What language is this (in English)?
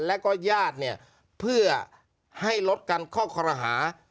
Thai